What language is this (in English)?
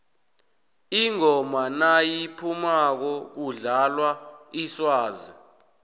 South Ndebele